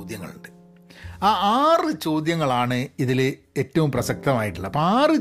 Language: Malayalam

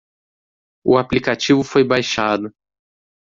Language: Portuguese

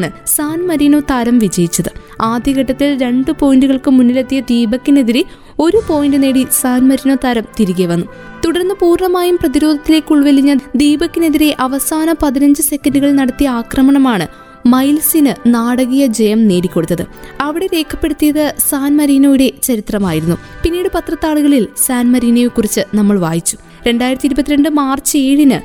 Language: Malayalam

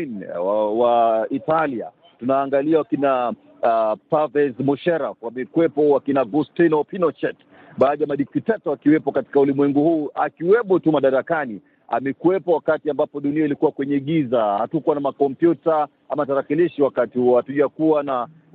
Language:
Swahili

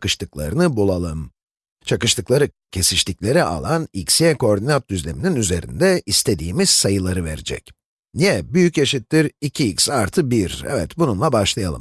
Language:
Turkish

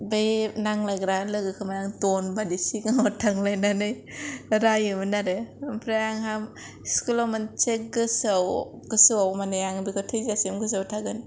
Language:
Bodo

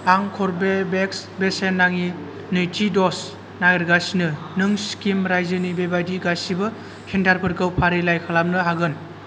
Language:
Bodo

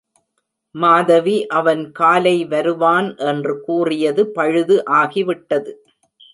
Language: Tamil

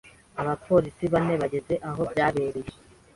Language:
Kinyarwanda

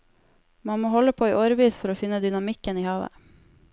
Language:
Norwegian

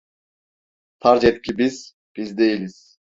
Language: Turkish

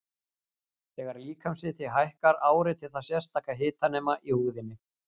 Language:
Icelandic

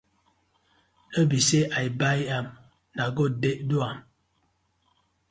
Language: Nigerian Pidgin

